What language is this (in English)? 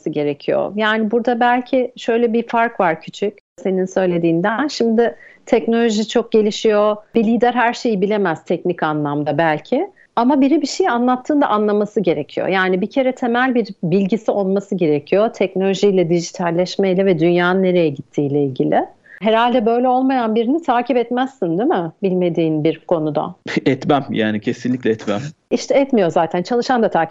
Turkish